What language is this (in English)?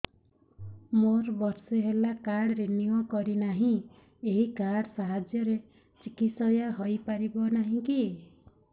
Odia